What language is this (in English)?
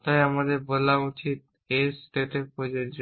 Bangla